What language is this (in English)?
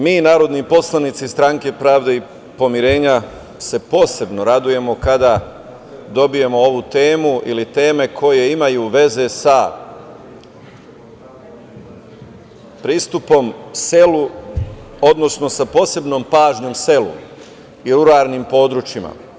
Serbian